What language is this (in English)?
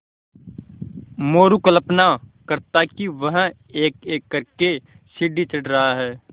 Hindi